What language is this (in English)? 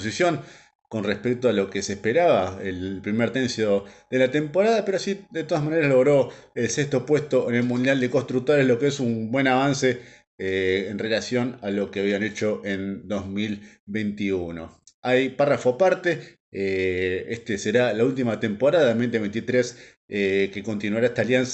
Spanish